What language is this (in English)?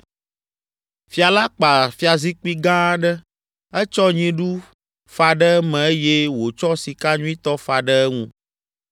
Ewe